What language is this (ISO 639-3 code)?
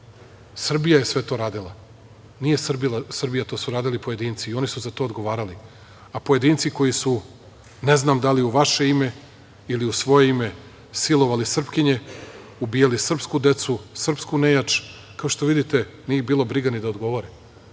srp